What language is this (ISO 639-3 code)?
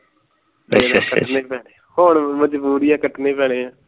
pan